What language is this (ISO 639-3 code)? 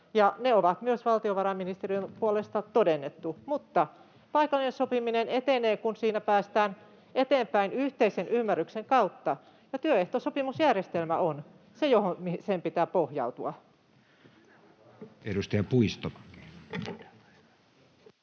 fin